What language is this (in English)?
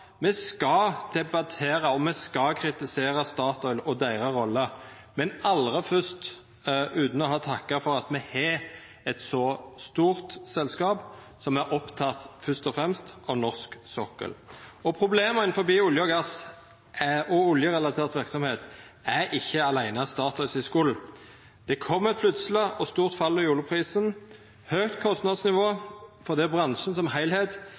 Norwegian Nynorsk